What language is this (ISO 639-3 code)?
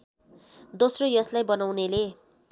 nep